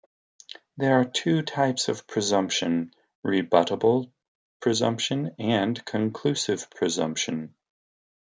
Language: English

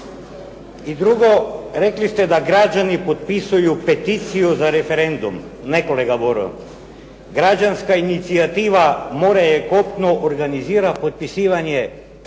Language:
Croatian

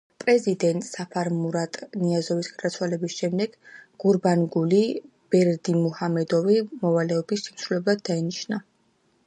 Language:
Georgian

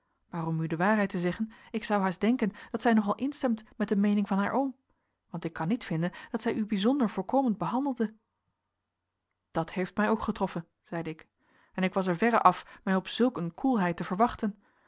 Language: Dutch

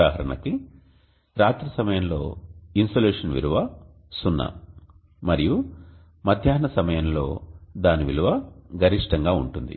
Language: Telugu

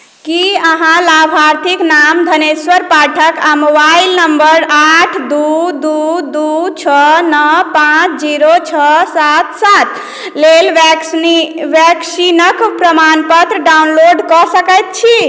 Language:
Maithili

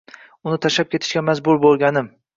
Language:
Uzbek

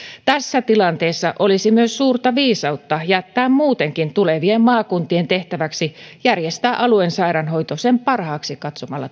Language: Finnish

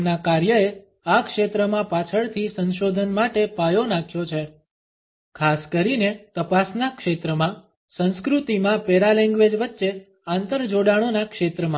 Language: Gujarati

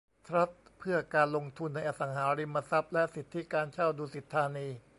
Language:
Thai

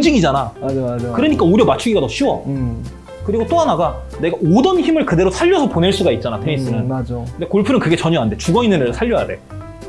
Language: Korean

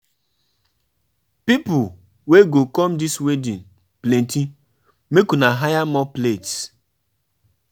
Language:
Nigerian Pidgin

